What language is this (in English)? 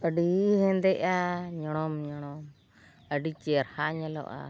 Santali